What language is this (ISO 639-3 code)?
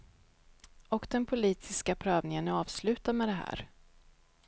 swe